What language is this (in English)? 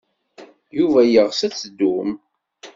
Kabyle